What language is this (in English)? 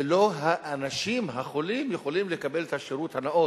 Hebrew